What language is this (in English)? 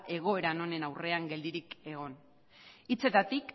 Basque